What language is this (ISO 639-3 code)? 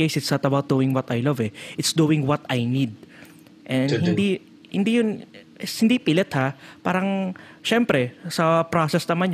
fil